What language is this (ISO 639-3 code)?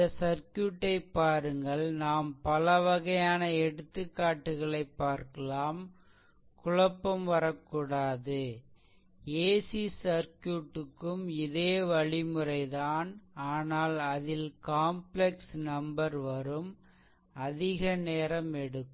tam